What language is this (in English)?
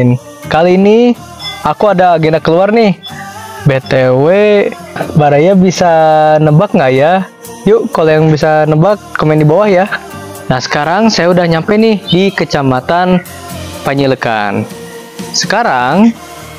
Indonesian